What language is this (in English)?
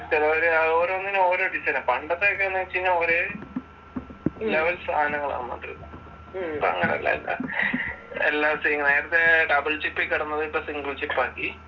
Malayalam